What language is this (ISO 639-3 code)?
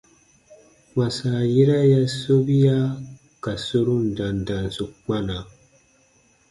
bba